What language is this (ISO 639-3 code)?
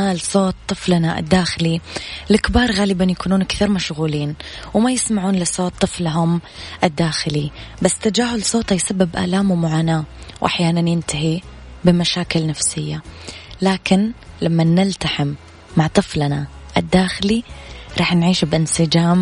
ara